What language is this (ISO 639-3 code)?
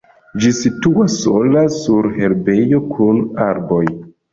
epo